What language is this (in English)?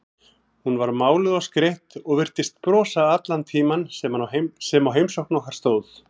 Icelandic